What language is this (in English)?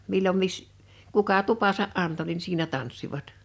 Finnish